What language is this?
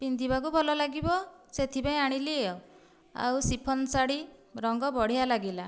Odia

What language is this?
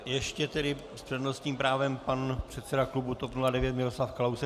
Czech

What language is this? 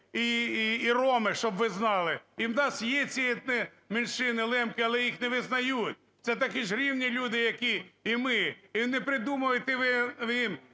Ukrainian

